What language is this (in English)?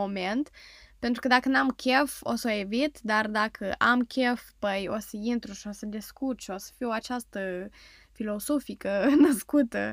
Romanian